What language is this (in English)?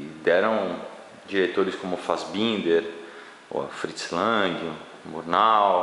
Portuguese